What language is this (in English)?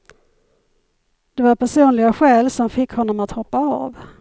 Swedish